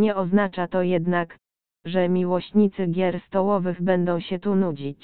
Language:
Polish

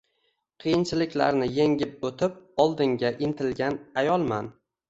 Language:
Uzbek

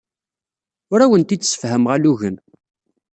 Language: Kabyle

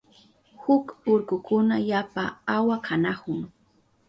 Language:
Southern Pastaza Quechua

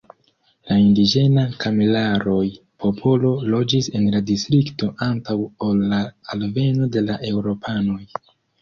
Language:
Esperanto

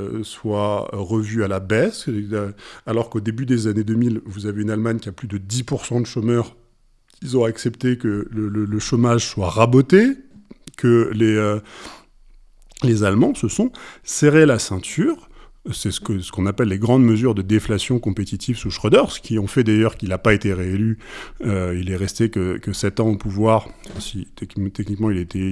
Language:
French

